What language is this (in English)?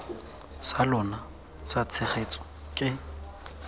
Tswana